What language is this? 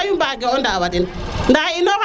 Serer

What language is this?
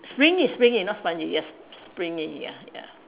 English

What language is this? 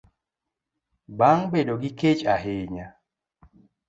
Luo (Kenya and Tanzania)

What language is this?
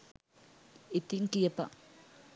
Sinhala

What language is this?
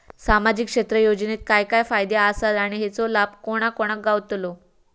Marathi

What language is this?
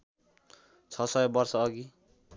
Nepali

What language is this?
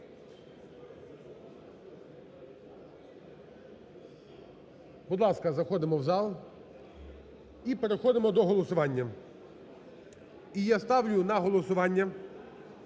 Ukrainian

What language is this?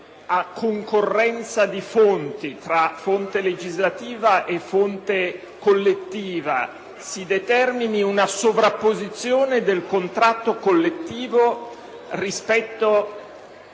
Italian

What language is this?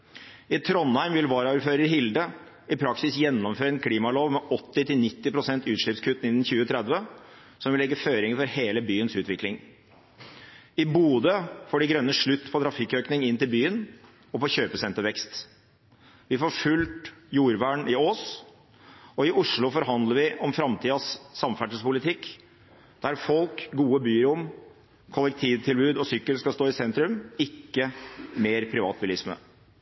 Norwegian Bokmål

